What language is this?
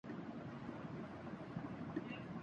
Urdu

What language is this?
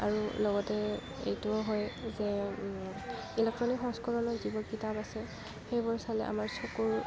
Assamese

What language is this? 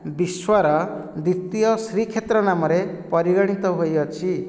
Odia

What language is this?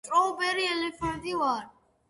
Georgian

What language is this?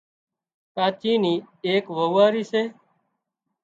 Wadiyara Koli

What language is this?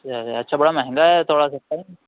Urdu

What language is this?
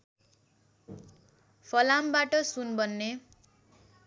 Nepali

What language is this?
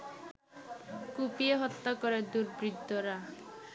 Bangla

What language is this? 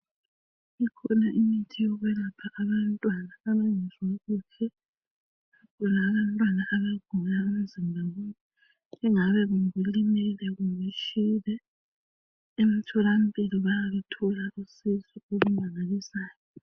North Ndebele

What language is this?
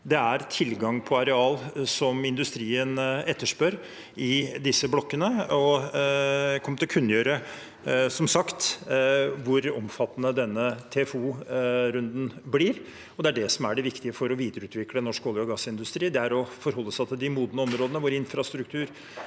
Norwegian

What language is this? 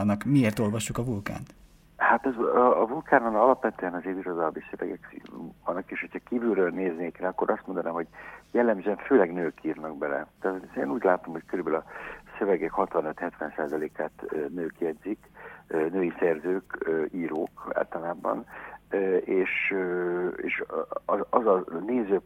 Hungarian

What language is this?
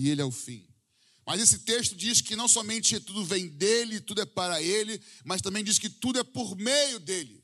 Portuguese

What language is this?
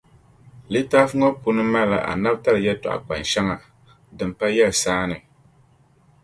Dagbani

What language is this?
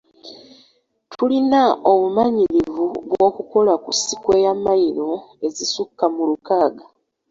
Ganda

